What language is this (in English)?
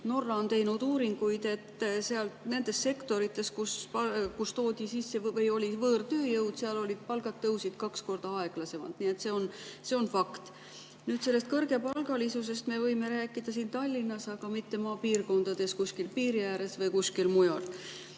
Estonian